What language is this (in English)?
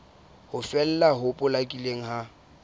Southern Sotho